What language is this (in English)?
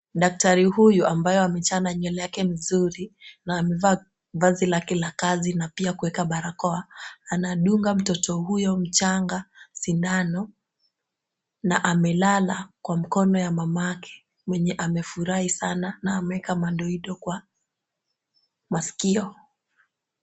Swahili